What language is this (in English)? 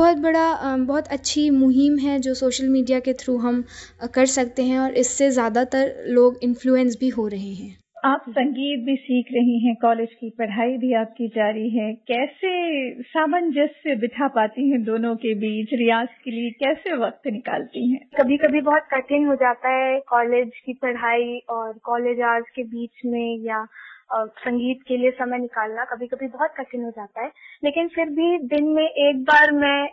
Hindi